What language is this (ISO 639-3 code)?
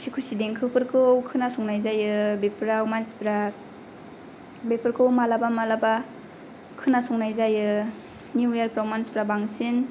brx